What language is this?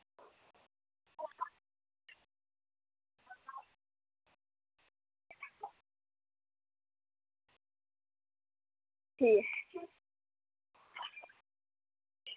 Dogri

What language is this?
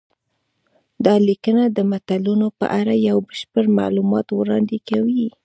Pashto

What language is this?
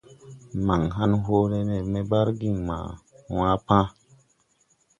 Tupuri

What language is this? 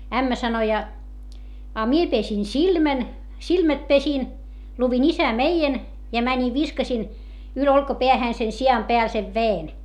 Finnish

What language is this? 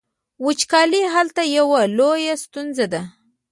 Pashto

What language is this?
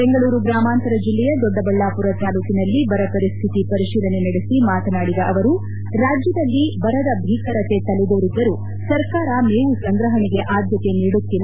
Kannada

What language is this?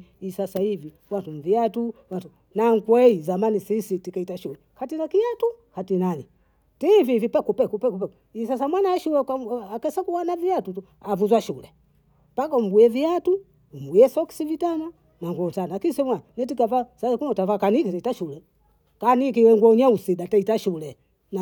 Bondei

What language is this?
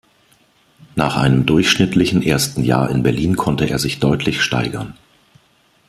German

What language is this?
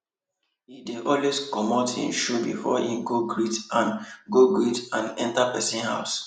Nigerian Pidgin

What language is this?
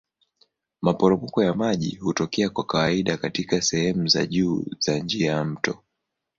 Swahili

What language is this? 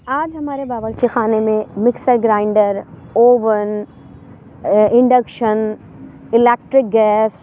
Urdu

